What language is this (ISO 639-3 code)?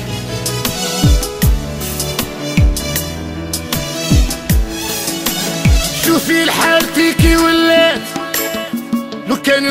ara